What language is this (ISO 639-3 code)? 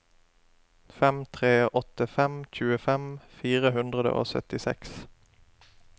nor